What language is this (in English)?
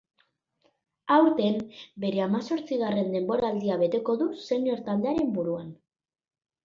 Basque